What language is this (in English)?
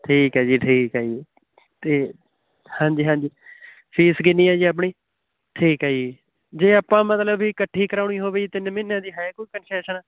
Punjabi